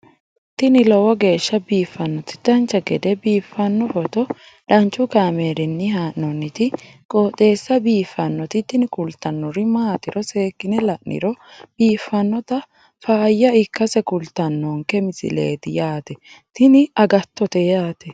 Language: Sidamo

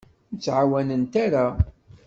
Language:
Kabyle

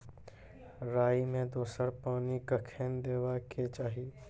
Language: Maithili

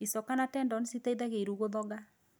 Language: Kikuyu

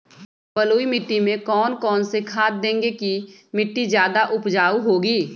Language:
Magahi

